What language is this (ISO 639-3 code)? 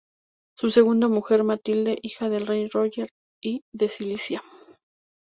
spa